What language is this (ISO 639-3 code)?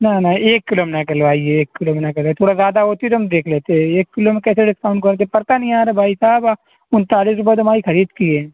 urd